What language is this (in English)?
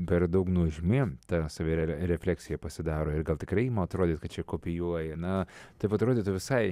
Lithuanian